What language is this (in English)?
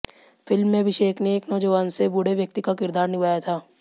Hindi